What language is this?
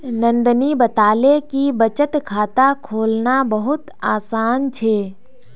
Magahi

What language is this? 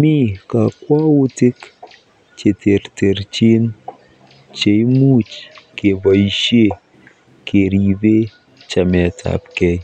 Kalenjin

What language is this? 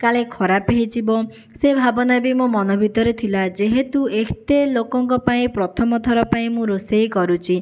Odia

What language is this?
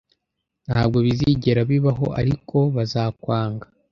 Kinyarwanda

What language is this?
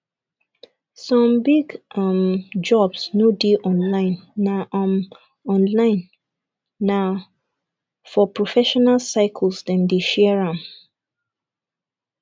Nigerian Pidgin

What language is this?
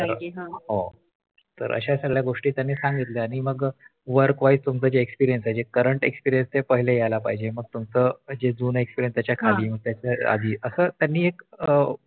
Marathi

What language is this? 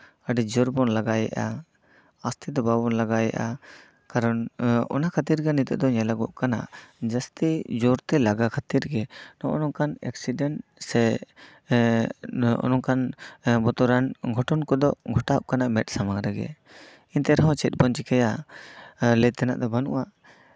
Santali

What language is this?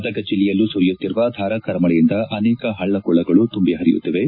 Kannada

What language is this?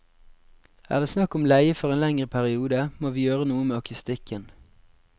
Norwegian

